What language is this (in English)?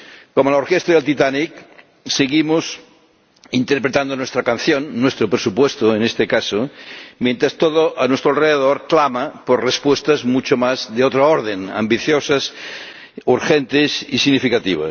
Spanish